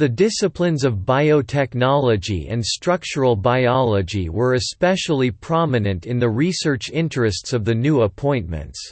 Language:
English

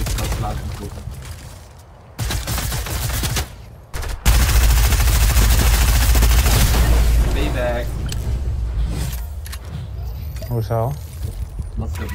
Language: Dutch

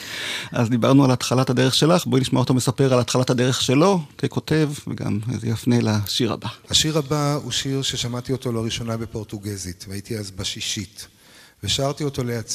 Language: Hebrew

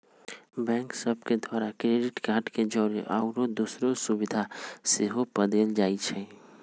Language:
Magahi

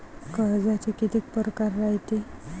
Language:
Marathi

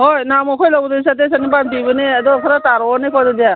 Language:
Manipuri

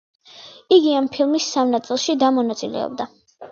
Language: Georgian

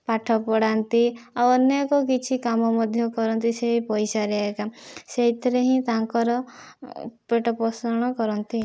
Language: Odia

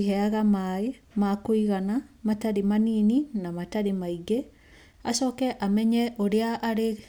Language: Kikuyu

